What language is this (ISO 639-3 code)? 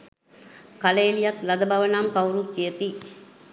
sin